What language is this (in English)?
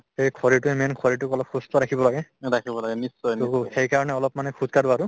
Assamese